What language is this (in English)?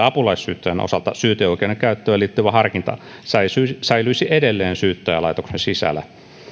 Finnish